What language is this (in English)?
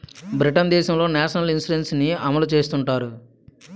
Telugu